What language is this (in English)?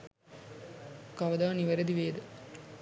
Sinhala